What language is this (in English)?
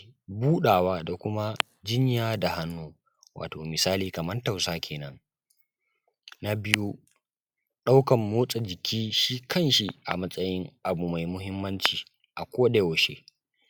Hausa